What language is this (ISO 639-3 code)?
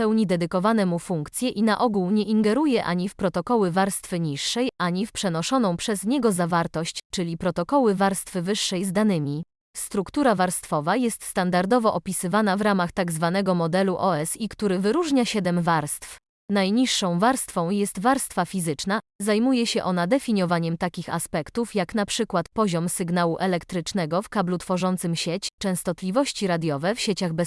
pol